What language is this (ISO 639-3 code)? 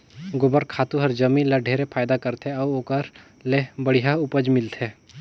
hne